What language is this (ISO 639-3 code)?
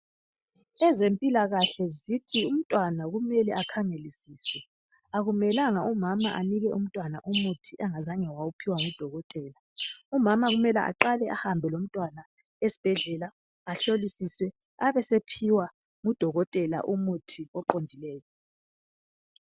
nde